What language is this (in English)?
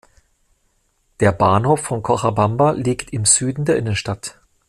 German